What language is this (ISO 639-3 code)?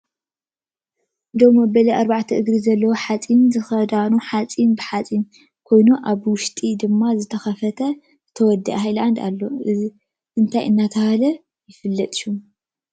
tir